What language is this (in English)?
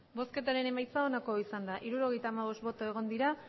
Basque